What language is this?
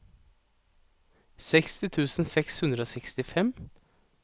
Norwegian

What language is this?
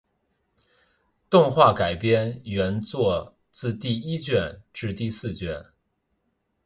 Chinese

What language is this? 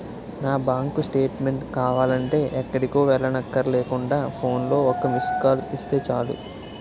Telugu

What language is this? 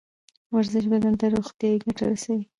Pashto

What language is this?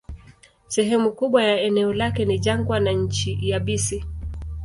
Swahili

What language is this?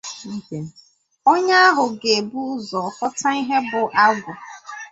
Igbo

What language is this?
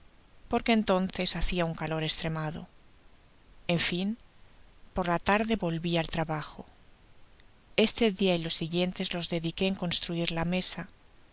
Spanish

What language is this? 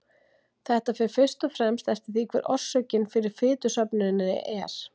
Icelandic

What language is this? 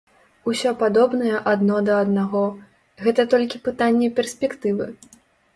Belarusian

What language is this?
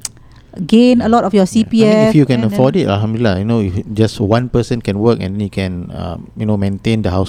Malay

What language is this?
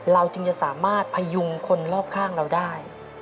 Thai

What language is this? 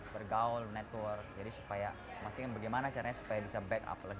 Indonesian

